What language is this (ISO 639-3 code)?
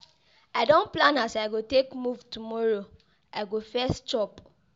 pcm